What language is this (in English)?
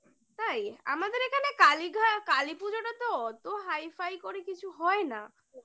Bangla